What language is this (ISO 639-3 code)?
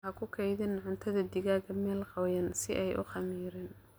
som